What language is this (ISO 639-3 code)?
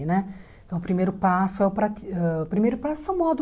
por